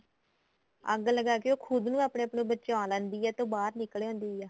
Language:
Punjabi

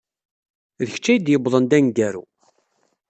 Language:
Kabyle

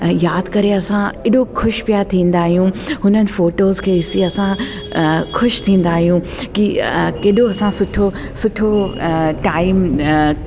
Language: Sindhi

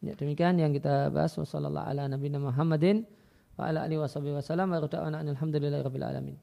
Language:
Indonesian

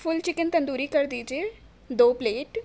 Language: Urdu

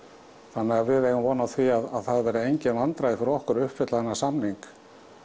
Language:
Icelandic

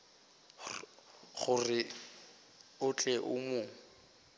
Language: Northern Sotho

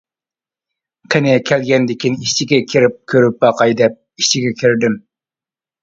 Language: Uyghur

